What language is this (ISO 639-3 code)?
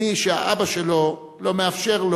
heb